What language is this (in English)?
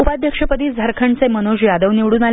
Marathi